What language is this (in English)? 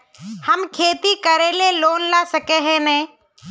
Magahi